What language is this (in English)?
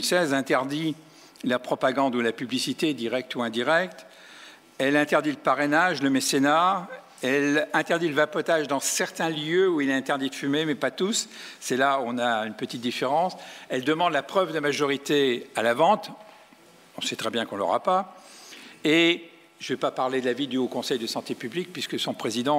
French